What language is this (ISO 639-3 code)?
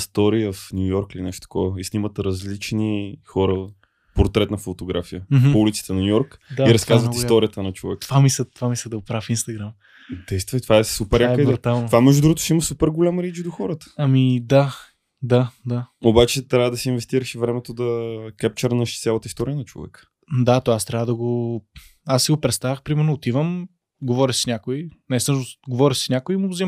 bul